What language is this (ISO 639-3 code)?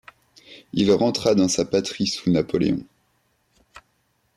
fra